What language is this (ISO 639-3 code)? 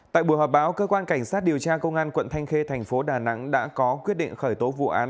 vie